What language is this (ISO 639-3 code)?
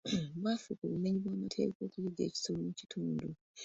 lug